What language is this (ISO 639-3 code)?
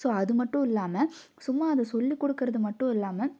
tam